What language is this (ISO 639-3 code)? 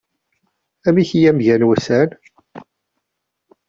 kab